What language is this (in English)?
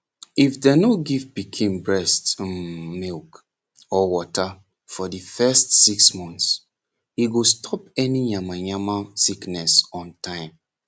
Nigerian Pidgin